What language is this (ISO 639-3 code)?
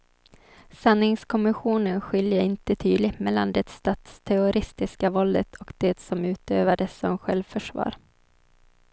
swe